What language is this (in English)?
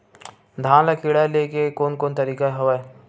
Chhattisgarhi